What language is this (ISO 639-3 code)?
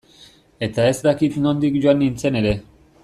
eus